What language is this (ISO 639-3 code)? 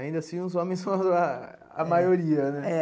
por